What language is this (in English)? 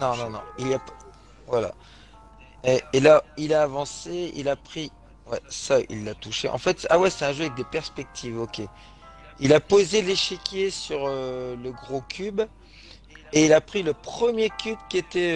French